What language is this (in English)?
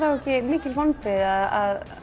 Icelandic